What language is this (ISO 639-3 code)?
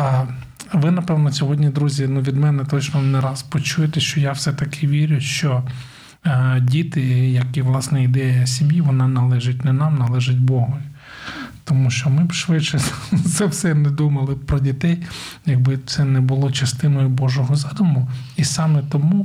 ukr